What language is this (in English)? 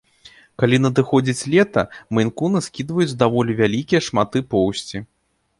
Belarusian